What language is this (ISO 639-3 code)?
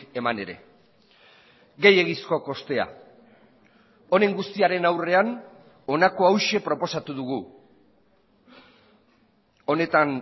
eus